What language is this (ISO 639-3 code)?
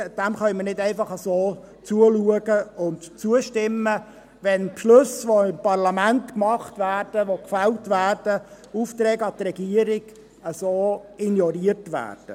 gsw